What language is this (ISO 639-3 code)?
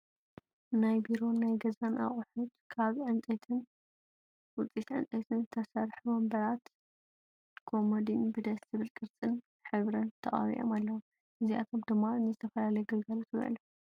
tir